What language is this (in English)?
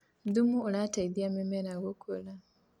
Kikuyu